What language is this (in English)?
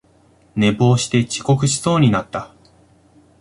Japanese